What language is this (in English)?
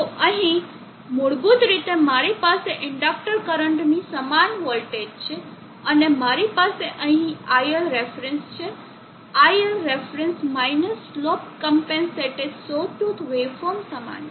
Gujarati